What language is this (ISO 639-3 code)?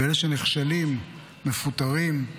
heb